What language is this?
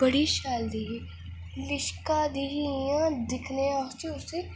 Dogri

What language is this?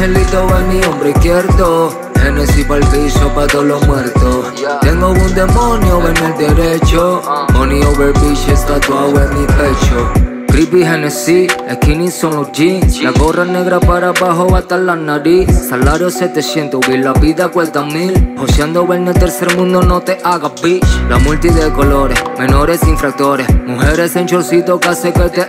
Spanish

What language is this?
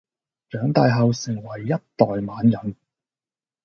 Cantonese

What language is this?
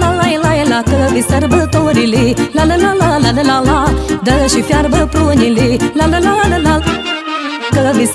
Romanian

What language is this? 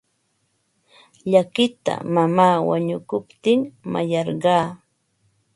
Ambo-Pasco Quechua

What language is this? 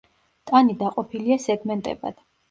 Georgian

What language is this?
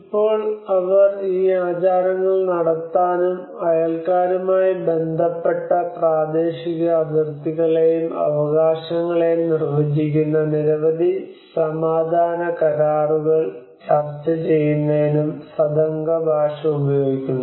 Malayalam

